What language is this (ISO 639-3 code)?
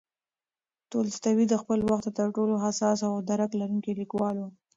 pus